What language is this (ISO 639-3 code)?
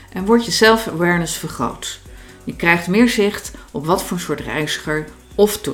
nld